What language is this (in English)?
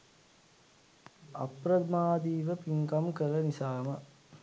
Sinhala